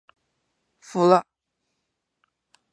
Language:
Chinese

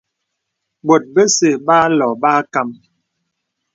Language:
Bebele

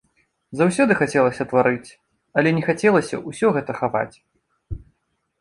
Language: Belarusian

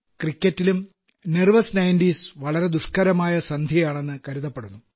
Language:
Malayalam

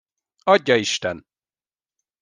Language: Hungarian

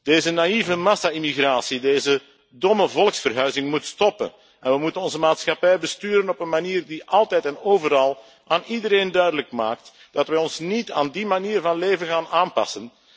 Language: Dutch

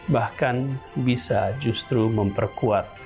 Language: Indonesian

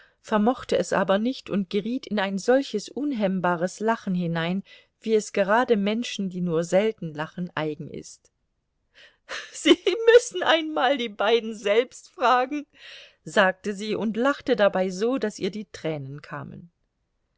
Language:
German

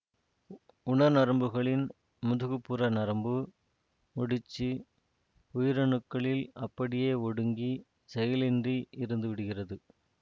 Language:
Tamil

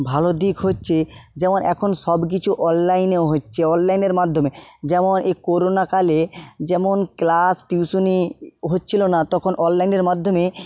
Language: Bangla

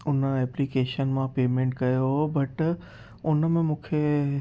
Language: Sindhi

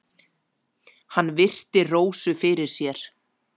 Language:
Icelandic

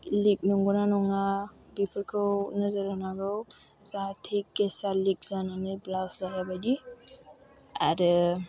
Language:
Bodo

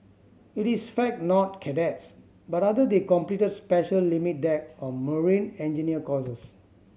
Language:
English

